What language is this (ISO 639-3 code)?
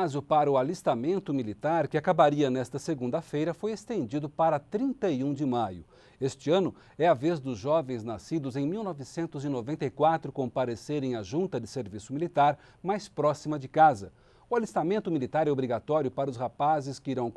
por